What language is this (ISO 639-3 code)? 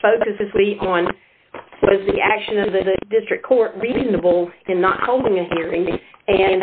eng